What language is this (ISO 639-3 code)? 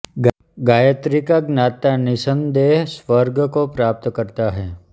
hin